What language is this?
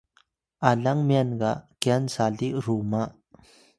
Atayal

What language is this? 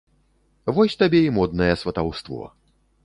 Belarusian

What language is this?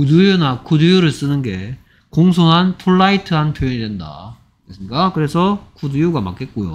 Korean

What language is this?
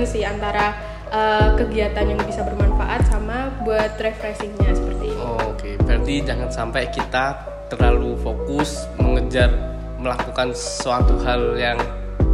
Indonesian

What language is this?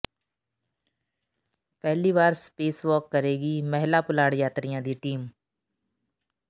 Punjabi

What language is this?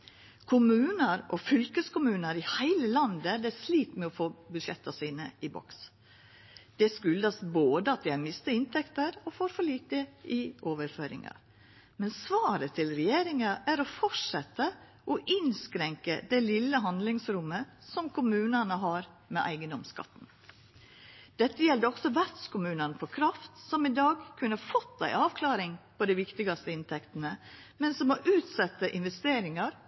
Norwegian Nynorsk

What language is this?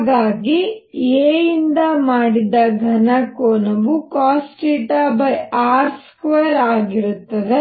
Kannada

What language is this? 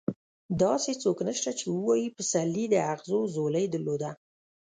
Pashto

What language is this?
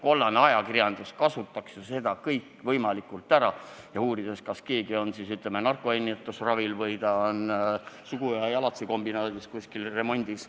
Estonian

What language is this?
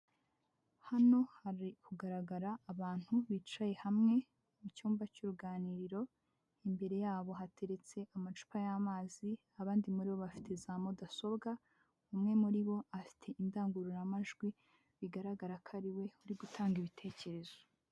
Kinyarwanda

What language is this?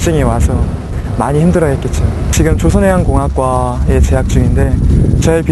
Korean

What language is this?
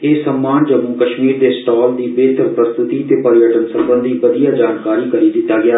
Dogri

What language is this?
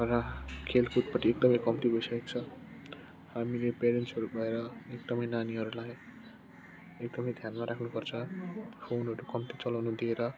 Nepali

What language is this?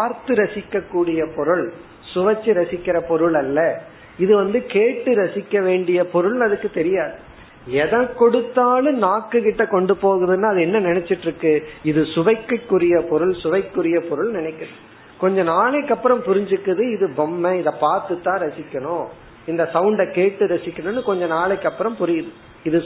Tamil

